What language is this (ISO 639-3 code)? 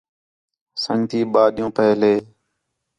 xhe